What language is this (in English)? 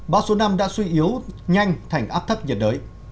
Vietnamese